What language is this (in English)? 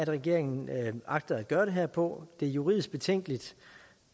Danish